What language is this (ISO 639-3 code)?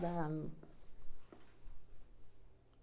por